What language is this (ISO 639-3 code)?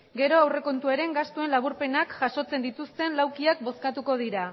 eus